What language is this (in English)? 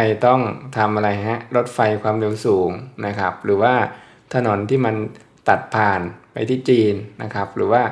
Thai